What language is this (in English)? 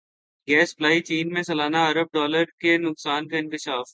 Urdu